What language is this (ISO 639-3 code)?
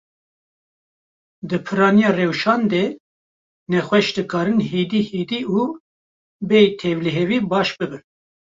kur